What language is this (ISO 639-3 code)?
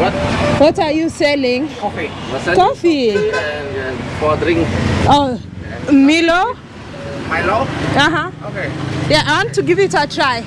eng